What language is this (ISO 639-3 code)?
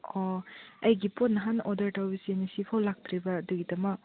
mni